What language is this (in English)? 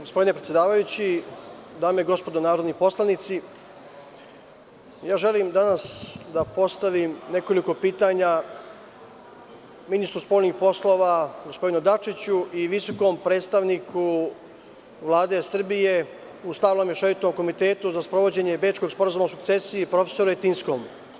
Serbian